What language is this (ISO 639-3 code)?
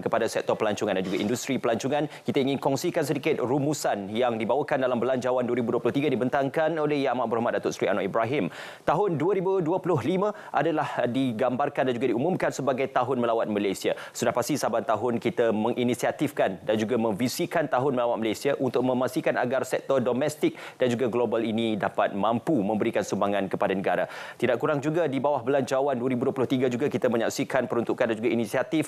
msa